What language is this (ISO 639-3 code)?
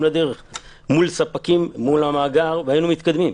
heb